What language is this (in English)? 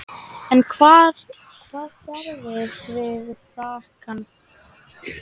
Icelandic